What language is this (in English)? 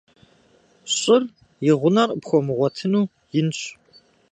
Kabardian